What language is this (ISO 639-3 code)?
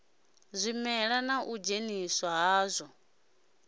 ven